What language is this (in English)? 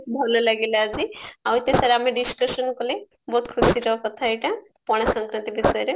Odia